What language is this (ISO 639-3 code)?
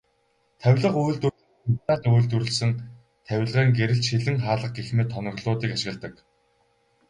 mon